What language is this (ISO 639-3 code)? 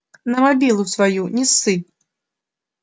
rus